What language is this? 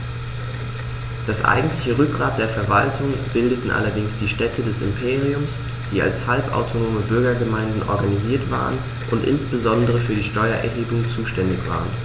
German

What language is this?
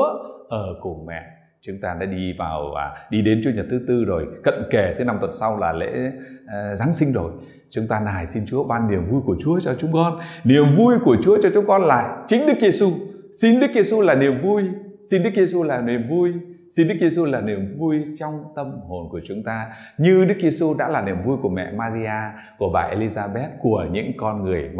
Vietnamese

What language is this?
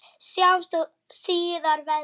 Icelandic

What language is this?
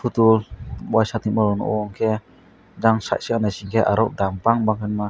Kok Borok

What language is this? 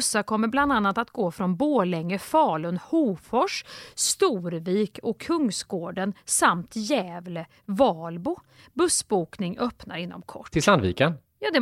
Swedish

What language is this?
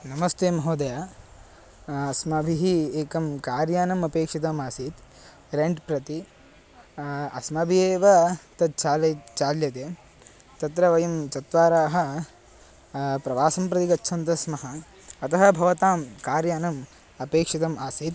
Sanskrit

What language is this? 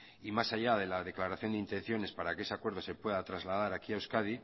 Spanish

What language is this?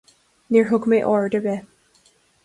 Irish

